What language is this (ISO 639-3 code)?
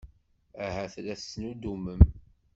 kab